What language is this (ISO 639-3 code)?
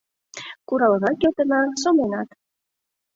chm